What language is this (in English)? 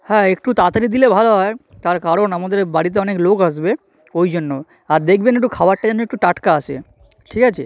Bangla